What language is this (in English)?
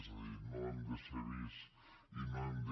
Catalan